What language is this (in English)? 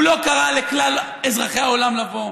Hebrew